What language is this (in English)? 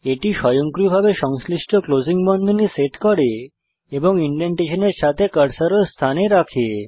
Bangla